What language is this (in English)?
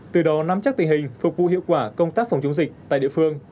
Vietnamese